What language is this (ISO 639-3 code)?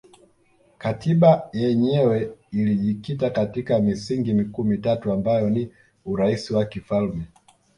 swa